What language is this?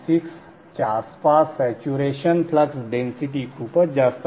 Marathi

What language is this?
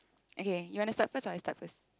English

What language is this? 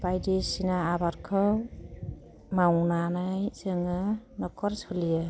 Bodo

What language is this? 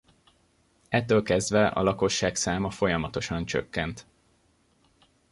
Hungarian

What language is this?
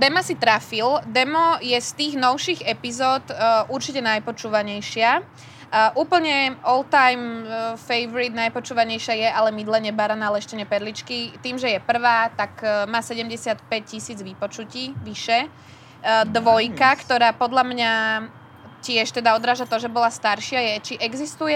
Slovak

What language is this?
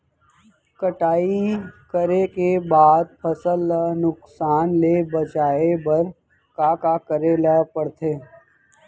Chhattisgarhi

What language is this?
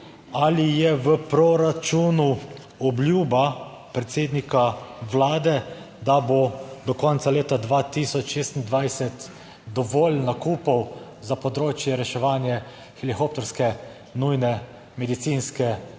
Slovenian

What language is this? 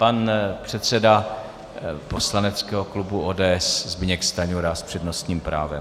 Czech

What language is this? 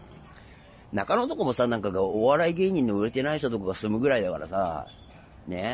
Japanese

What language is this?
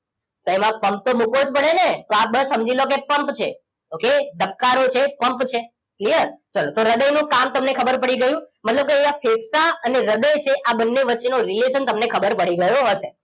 Gujarati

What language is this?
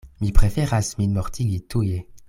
Esperanto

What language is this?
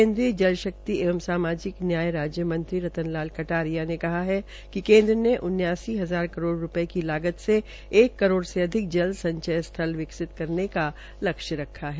Hindi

